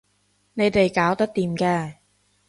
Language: Cantonese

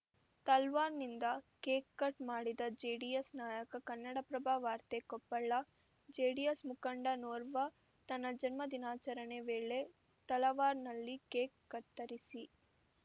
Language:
Kannada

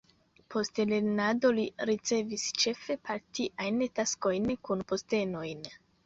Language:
Esperanto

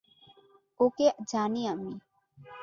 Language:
Bangla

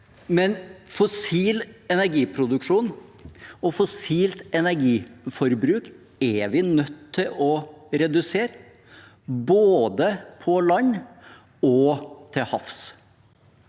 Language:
Norwegian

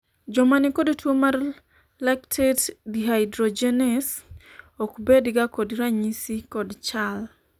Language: Luo (Kenya and Tanzania)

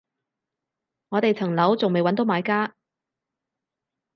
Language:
Cantonese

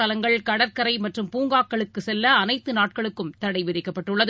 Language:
Tamil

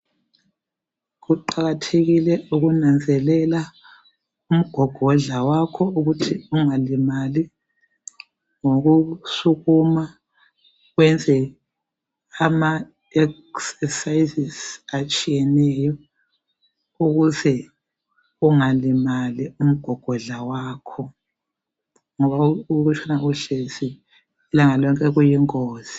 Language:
North Ndebele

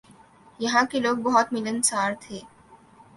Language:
Urdu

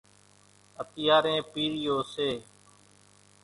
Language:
Kachi Koli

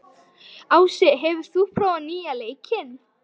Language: Icelandic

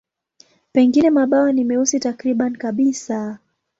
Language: Swahili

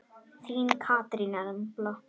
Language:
Icelandic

